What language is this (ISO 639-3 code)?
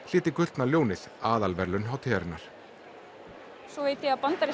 isl